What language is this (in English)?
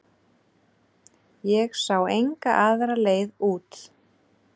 Icelandic